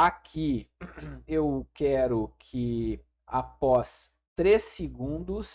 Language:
Portuguese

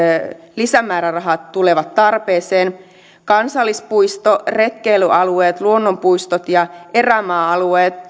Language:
Finnish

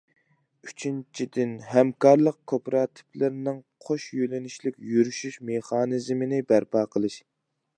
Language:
Uyghur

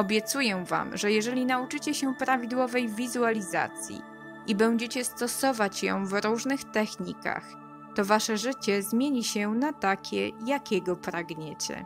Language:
Polish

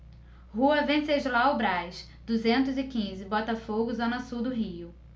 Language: Portuguese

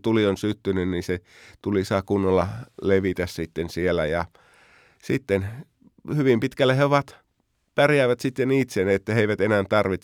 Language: Finnish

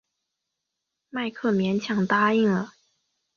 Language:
Chinese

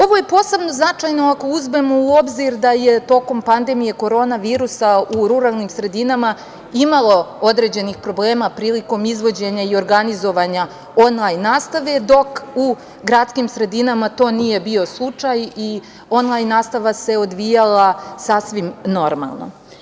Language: Serbian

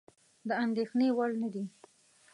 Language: Pashto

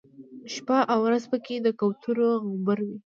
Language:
Pashto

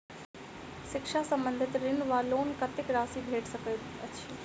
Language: Maithili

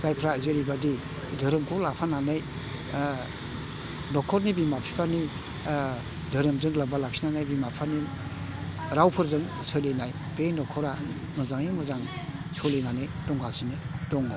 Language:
Bodo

